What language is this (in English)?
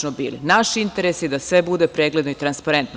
Serbian